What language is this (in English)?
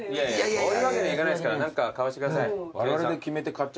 Japanese